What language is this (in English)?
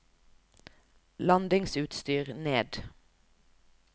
Norwegian